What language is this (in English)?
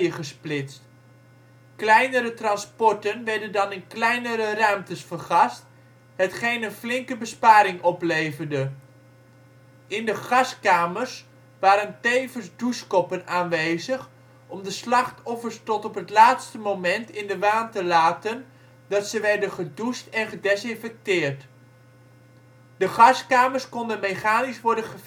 Dutch